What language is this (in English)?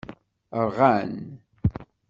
Kabyle